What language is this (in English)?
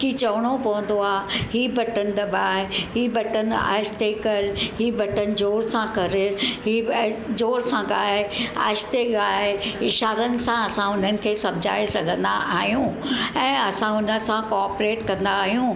Sindhi